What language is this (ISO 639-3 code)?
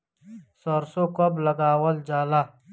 bho